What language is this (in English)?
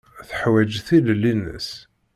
Kabyle